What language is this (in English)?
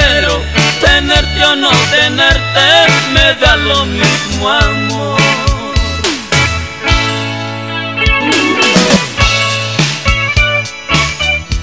Spanish